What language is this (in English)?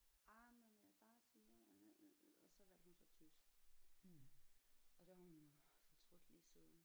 Danish